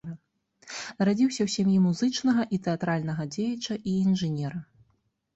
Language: Belarusian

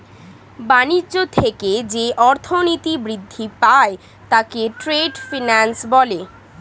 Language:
Bangla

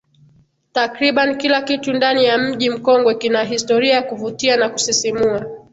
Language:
Swahili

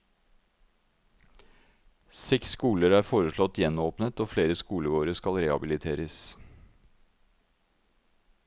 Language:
Norwegian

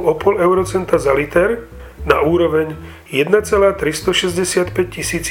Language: Slovak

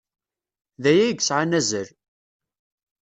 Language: Kabyle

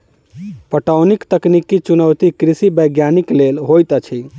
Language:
Maithili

